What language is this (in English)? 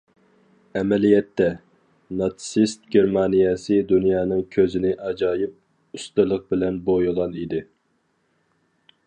Uyghur